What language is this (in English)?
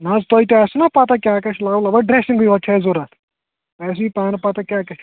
Kashmiri